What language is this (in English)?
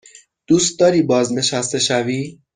Persian